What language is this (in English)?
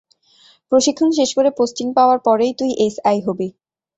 Bangla